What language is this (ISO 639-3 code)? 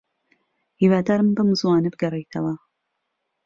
ckb